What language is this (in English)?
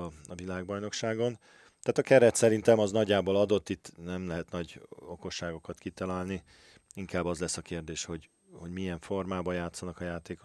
Hungarian